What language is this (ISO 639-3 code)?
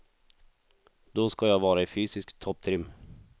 swe